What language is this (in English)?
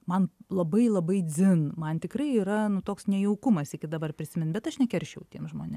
Lithuanian